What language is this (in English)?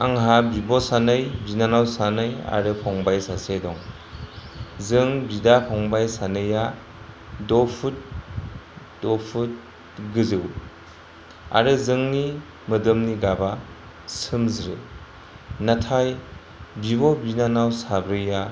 Bodo